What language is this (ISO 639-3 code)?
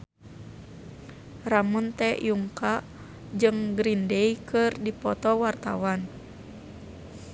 sun